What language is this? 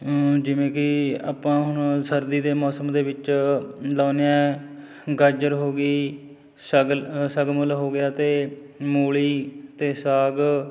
Punjabi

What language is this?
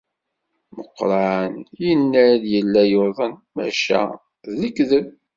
Kabyle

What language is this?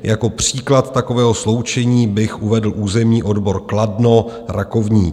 Czech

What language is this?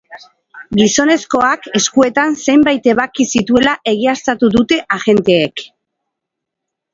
Basque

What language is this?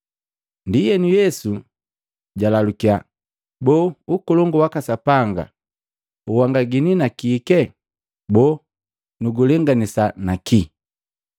Matengo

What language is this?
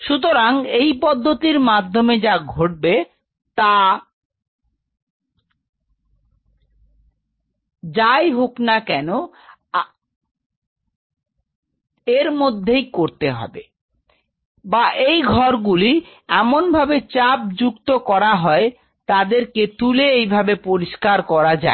Bangla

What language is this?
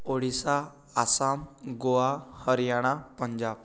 Odia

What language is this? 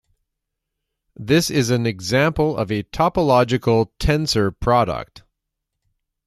English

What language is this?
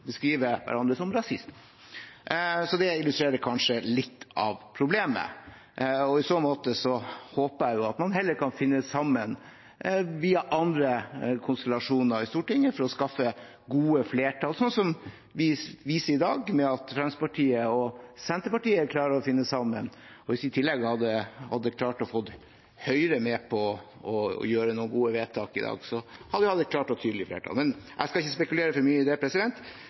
Norwegian Bokmål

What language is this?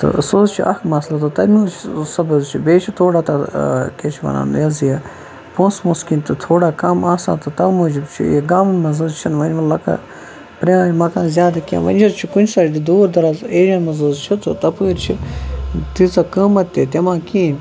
Kashmiri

